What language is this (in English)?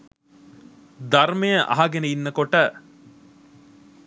Sinhala